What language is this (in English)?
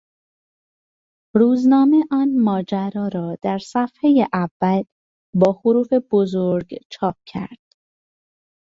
Persian